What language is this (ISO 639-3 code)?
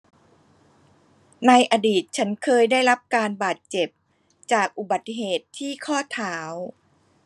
tha